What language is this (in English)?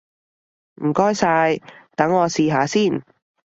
Cantonese